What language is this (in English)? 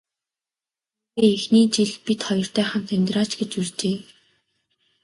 Mongolian